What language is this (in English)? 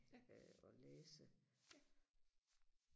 Danish